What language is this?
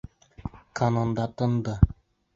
Bashkir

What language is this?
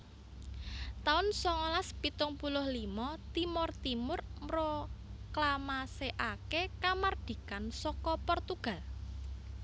Javanese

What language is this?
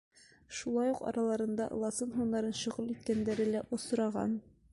Bashkir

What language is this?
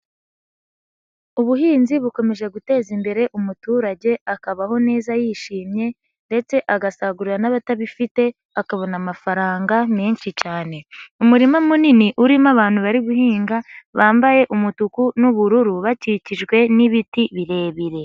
Kinyarwanda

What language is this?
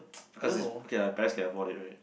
English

